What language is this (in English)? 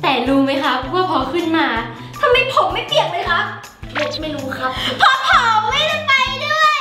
Thai